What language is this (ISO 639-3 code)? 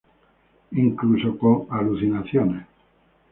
spa